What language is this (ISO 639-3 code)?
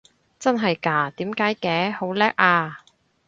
yue